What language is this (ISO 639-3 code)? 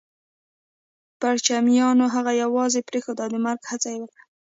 pus